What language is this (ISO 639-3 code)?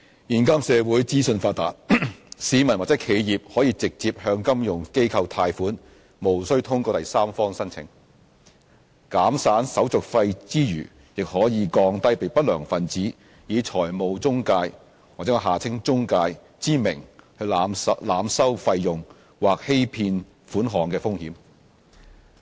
yue